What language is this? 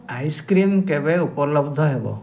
Odia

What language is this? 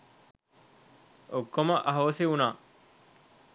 Sinhala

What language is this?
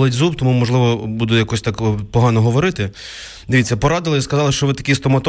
Ukrainian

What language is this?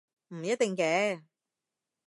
Cantonese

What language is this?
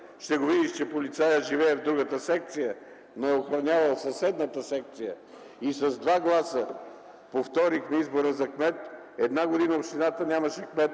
Bulgarian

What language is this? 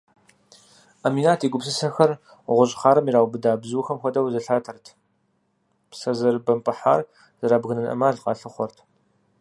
Kabardian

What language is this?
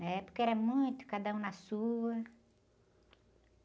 Portuguese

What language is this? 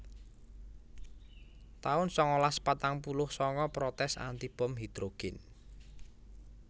Javanese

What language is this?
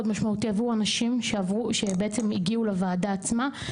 Hebrew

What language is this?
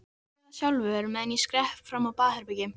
Icelandic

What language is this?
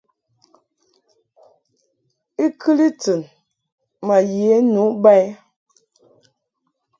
Mungaka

